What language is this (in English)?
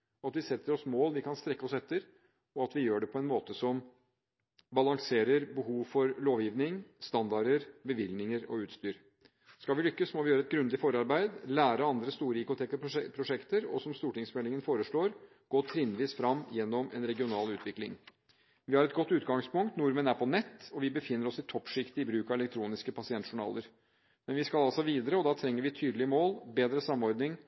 Norwegian Bokmål